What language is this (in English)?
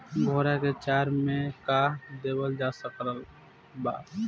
Bhojpuri